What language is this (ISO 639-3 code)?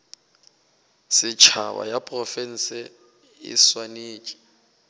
nso